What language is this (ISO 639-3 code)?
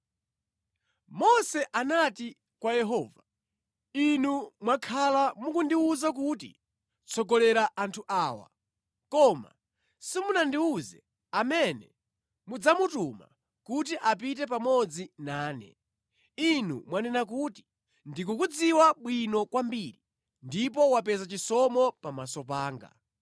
nya